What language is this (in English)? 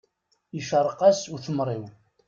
Kabyle